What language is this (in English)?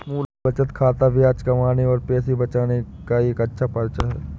Hindi